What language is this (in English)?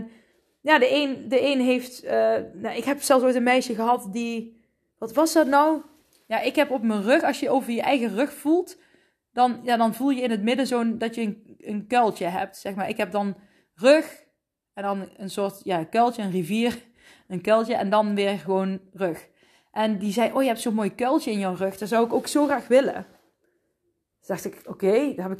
Dutch